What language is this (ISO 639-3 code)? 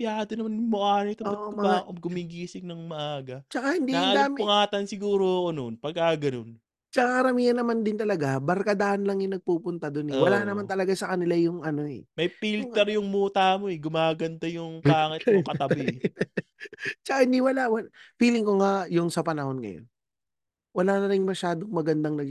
fil